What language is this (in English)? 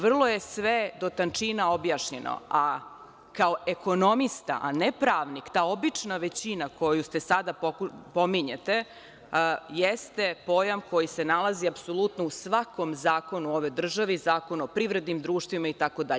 Serbian